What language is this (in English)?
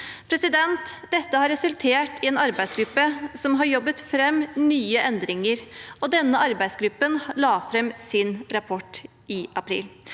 Norwegian